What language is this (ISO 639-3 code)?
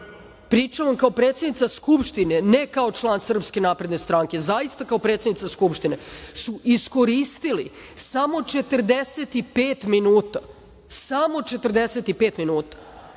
srp